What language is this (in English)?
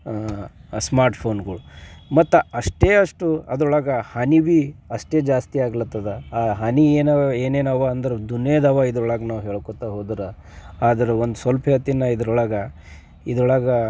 Kannada